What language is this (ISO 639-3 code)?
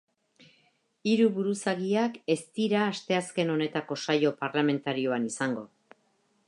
eus